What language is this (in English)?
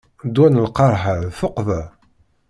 Kabyle